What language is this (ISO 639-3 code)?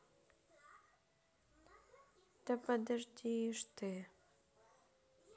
rus